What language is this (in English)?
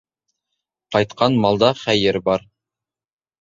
Bashkir